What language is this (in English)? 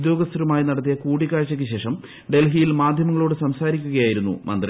Malayalam